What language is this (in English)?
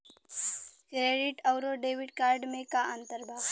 Bhojpuri